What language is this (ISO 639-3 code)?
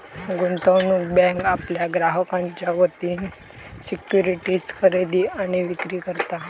mar